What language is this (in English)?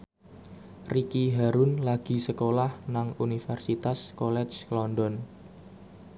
Javanese